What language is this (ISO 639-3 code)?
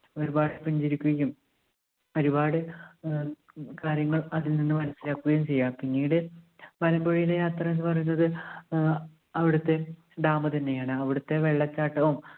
mal